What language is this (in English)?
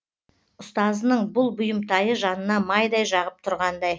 Kazakh